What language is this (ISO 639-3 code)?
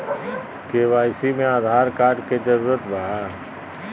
mag